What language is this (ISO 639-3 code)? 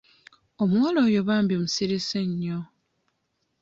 lug